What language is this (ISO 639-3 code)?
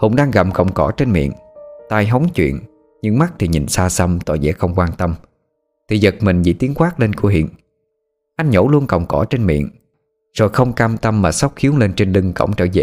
vie